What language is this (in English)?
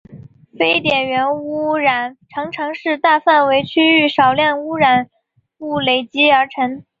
Chinese